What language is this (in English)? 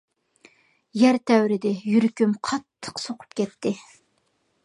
Uyghur